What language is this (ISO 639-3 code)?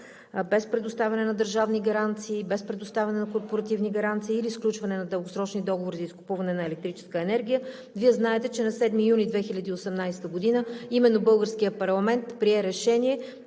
bul